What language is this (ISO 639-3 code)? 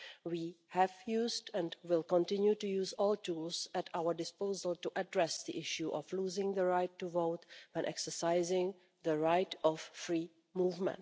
eng